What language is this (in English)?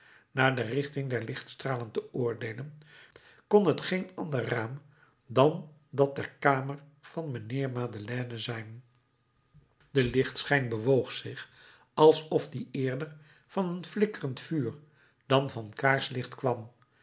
Dutch